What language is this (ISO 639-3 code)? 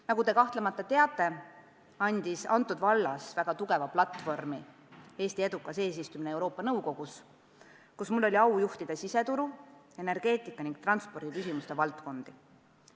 est